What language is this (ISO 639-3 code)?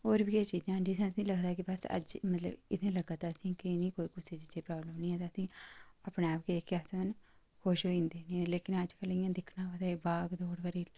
doi